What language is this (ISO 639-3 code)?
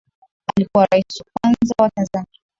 swa